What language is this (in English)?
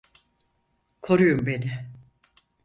Turkish